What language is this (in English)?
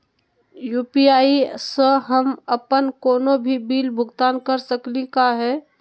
Magahi